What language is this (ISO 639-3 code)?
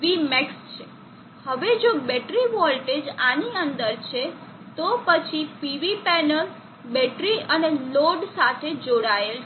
guj